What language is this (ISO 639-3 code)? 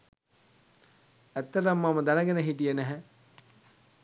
sin